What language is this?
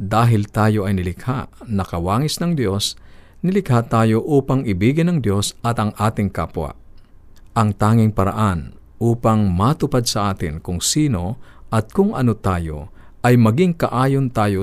Filipino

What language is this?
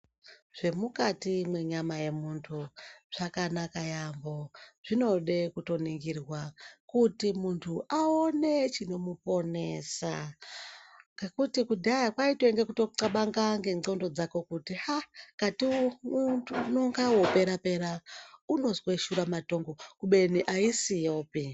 Ndau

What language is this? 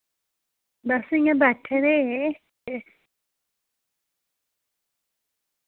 Dogri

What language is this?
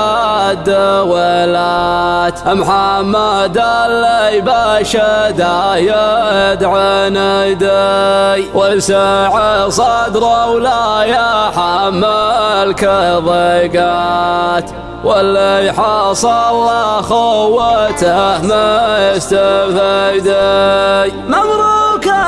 Arabic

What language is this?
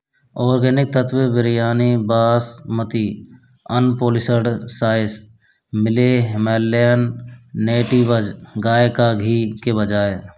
Hindi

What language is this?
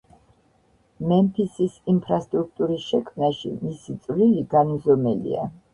Georgian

